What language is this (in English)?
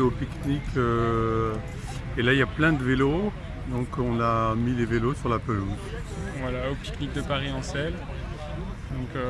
French